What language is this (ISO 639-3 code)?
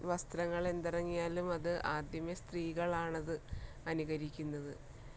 mal